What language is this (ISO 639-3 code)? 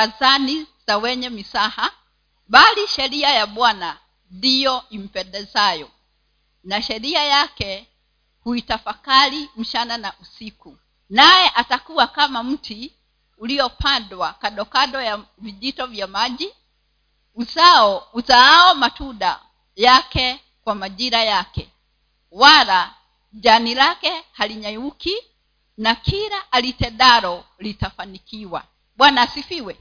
swa